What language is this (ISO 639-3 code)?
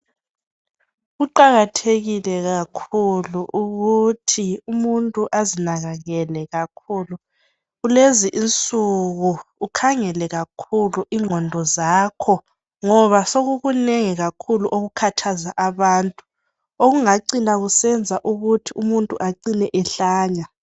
nde